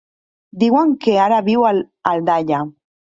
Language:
Catalan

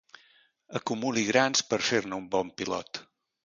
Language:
Catalan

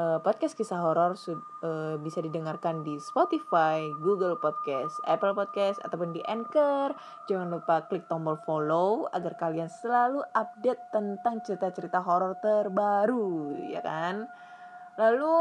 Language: Indonesian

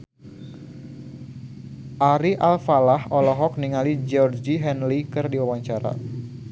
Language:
Sundanese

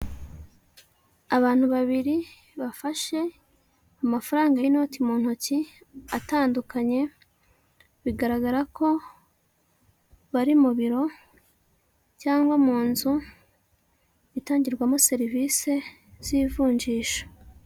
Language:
Kinyarwanda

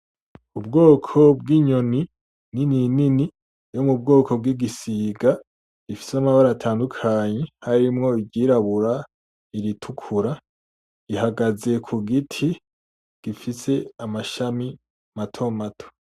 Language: Rundi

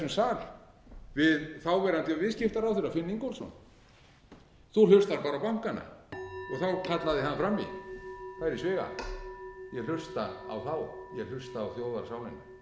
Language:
Icelandic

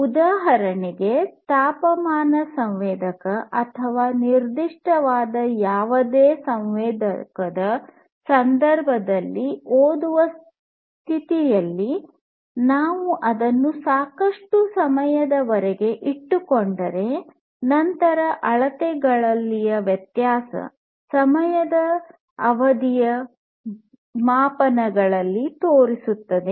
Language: Kannada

